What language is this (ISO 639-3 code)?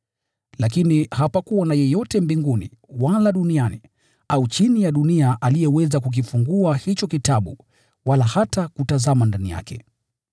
swa